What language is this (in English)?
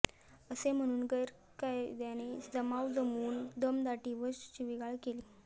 Marathi